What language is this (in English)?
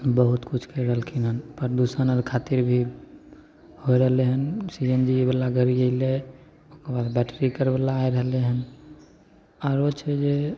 Maithili